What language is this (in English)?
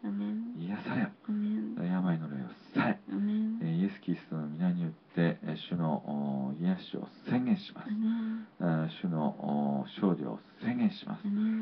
Japanese